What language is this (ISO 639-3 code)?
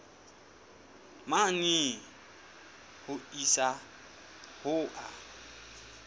sot